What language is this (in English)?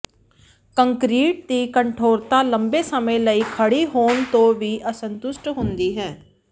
Punjabi